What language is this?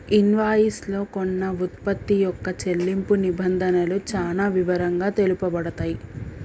Telugu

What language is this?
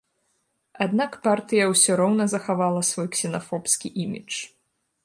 Belarusian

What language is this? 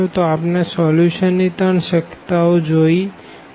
Gujarati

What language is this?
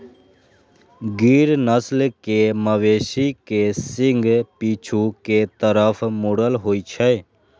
Maithili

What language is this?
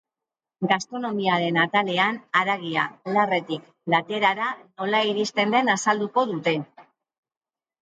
Basque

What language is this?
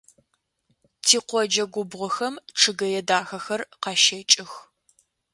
Adyghe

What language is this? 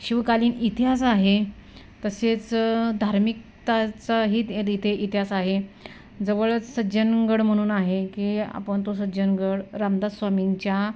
Marathi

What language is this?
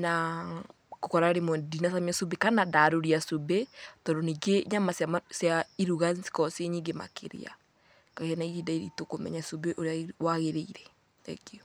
Kikuyu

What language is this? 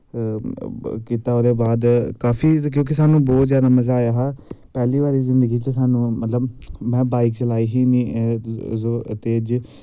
Dogri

